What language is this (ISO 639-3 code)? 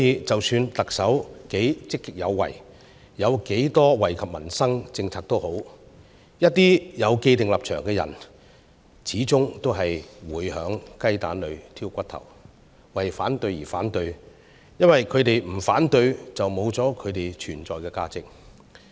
yue